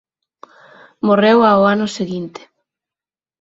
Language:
Galician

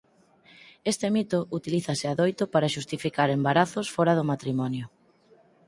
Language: Galician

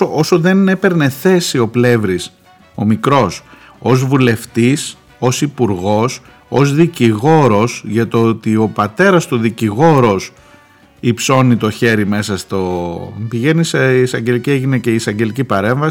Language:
Greek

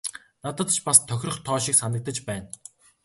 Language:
Mongolian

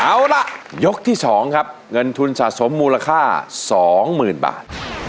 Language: Thai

